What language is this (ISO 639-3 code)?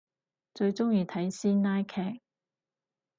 yue